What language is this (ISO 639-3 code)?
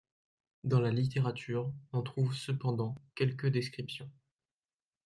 fra